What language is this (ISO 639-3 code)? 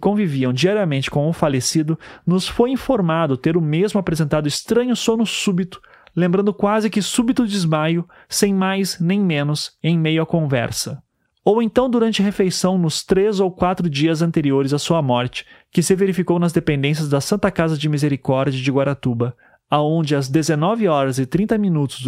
por